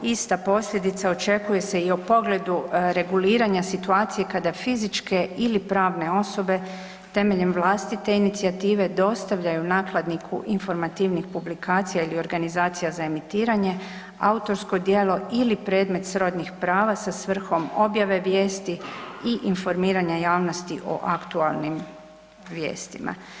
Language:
Croatian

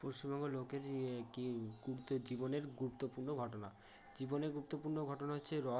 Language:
Bangla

